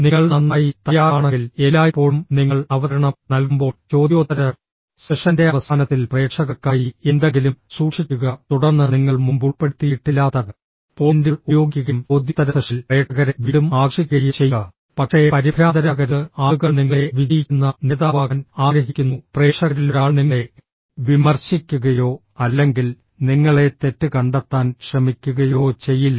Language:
Malayalam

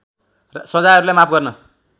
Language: Nepali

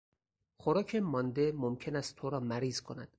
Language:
Persian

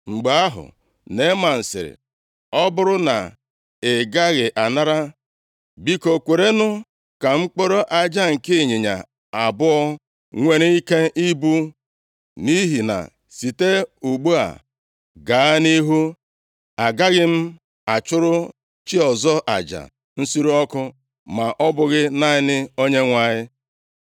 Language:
Igbo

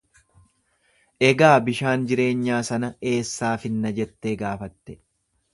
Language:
Oromo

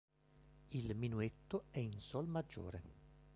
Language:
Italian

